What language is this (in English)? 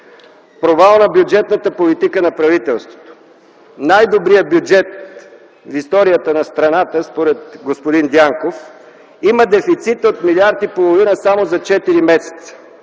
Bulgarian